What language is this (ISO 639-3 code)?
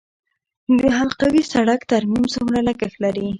pus